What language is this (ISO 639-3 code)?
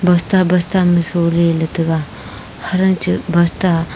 nnp